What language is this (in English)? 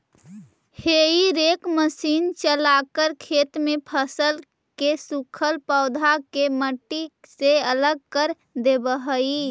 Magahi